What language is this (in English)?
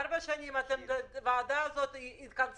Hebrew